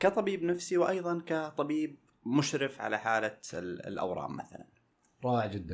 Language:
Arabic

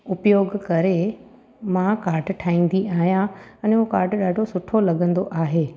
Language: Sindhi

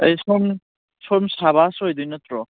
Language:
Manipuri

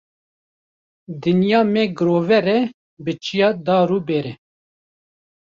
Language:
Kurdish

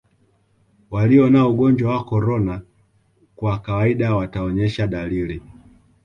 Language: Swahili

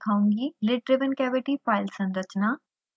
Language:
Hindi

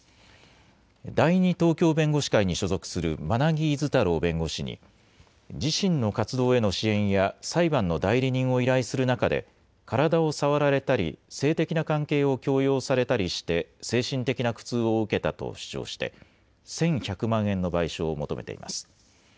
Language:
Japanese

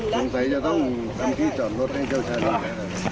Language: Thai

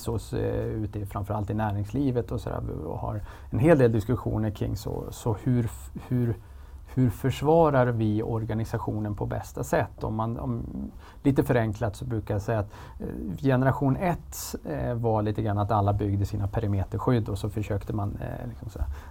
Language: Swedish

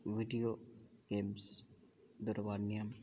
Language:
Sanskrit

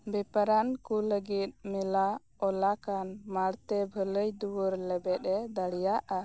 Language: Santali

